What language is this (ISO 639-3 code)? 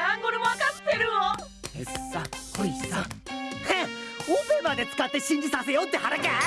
jpn